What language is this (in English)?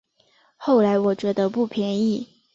Chinese